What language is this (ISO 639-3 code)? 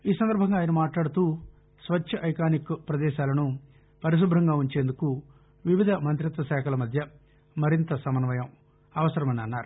tel